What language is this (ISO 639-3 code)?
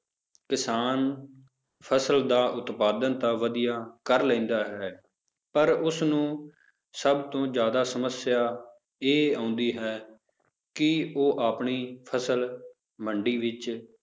pan